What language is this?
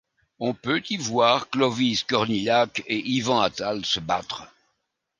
French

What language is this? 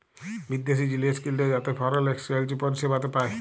Bangla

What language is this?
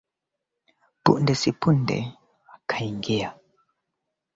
Swahili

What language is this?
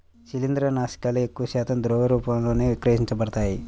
Telugu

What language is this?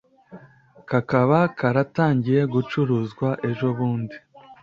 Kinyarwanda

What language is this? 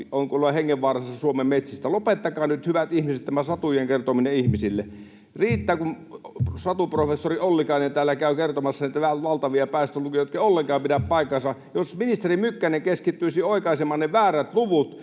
Finnish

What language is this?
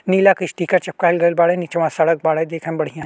Bhojpuri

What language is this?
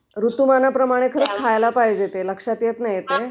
Marathi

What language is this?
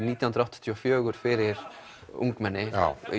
Icelandic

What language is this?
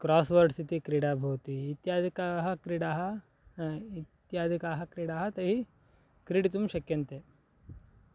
Sanskrit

